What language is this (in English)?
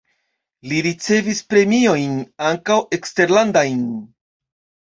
Esperanto